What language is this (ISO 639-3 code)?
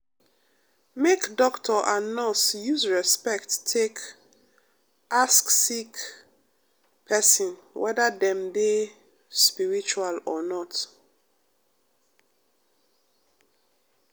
pcm